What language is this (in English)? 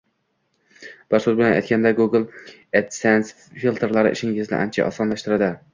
Uzbek